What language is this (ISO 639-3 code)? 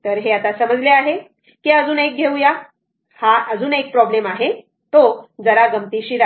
mar